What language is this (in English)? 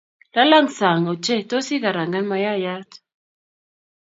Kalenjin